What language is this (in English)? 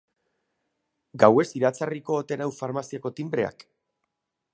Basque